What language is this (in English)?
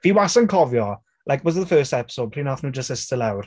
Welsh